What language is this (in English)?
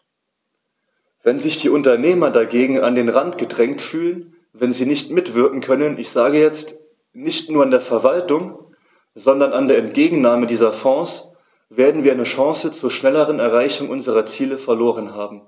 German